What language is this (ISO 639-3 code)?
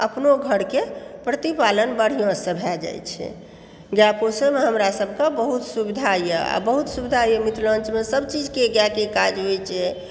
mai